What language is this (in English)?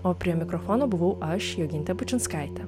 Lithuanian